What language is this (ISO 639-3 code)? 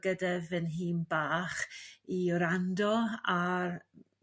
cym